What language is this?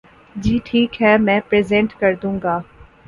Urdu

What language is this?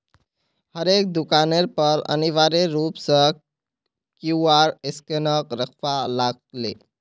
Magahi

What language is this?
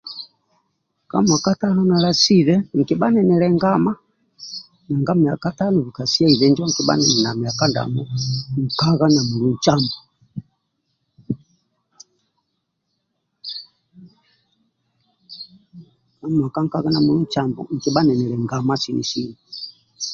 Amba (Uganda)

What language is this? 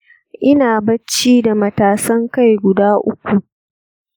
Hausa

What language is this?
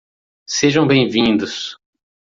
Portuguese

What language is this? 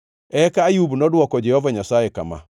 Luo (Kenya and Tanzania)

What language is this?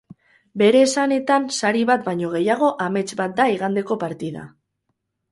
Basque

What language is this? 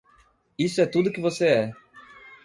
Portuguese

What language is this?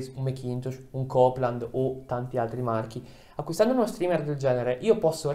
Italian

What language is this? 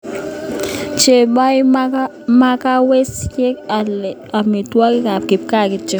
Kalenjin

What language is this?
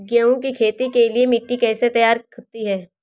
Hindi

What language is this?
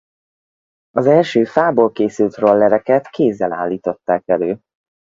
Hungarian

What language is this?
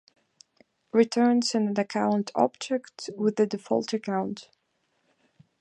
English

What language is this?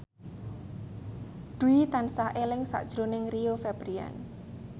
Javanese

